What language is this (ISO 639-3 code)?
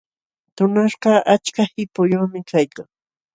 qxw